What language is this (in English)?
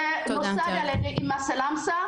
Hebrew